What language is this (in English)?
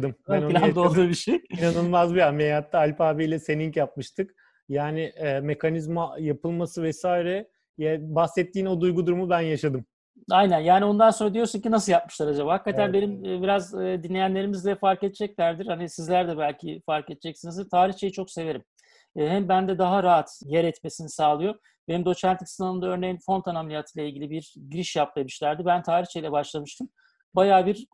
Turkish